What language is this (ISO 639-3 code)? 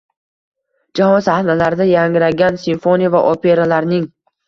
uzb